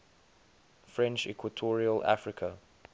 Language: English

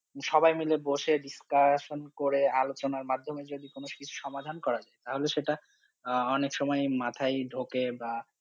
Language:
Bangla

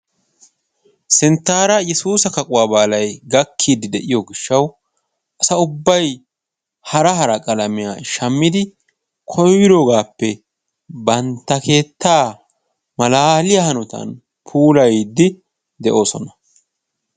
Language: Wolaytta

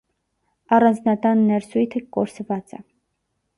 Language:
Armenian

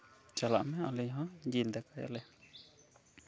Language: Santali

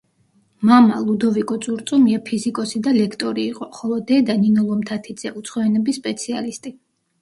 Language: Georgian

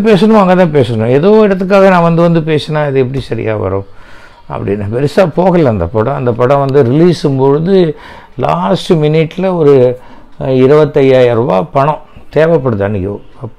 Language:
Tamil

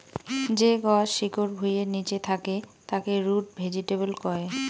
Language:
Bangla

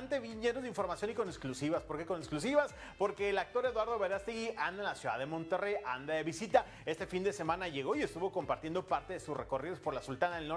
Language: Spanish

